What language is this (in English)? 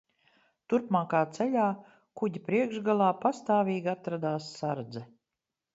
Latvian